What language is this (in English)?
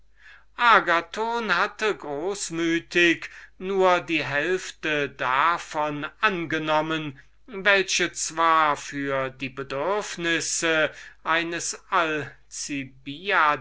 German